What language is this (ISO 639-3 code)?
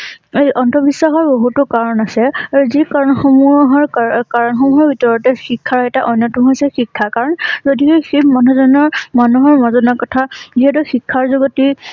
asm